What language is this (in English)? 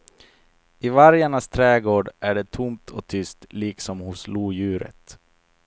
Swedish